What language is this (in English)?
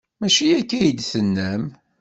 Kabyle